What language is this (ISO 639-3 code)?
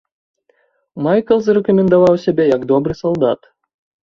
bel